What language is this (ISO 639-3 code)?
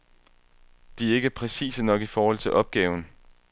dan